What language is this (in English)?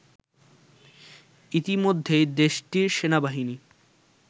Bangla